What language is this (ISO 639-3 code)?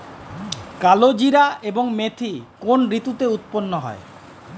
ben